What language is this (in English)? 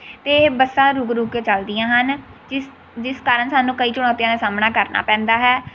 Punjabi